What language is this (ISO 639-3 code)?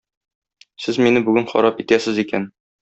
tat